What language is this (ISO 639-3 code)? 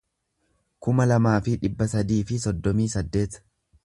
orm